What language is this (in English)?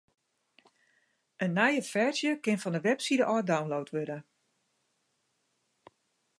Western Frisian